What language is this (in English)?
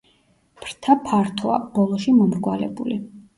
Georgian